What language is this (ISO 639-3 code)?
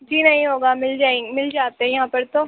urd